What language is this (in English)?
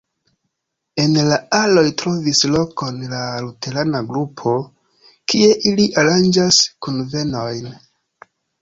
Esperanto